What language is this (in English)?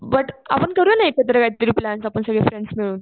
Marathi